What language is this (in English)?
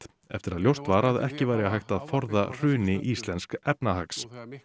Icelandic